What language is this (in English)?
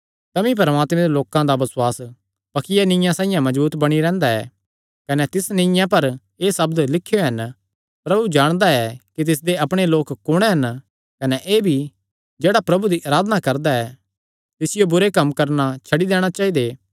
Kangri